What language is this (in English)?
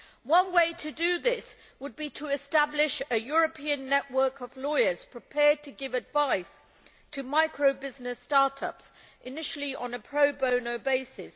English